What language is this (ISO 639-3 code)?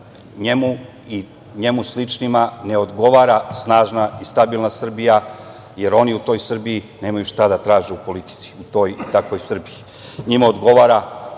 srp